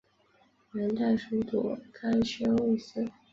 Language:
Chinese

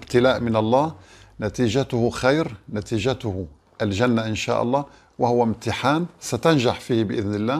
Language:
Arabic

